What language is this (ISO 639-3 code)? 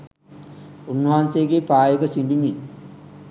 sin